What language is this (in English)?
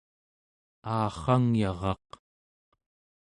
Central Yupik